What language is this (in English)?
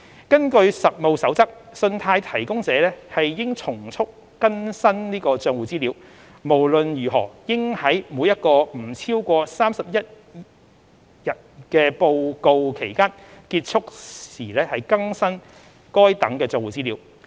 Cantonese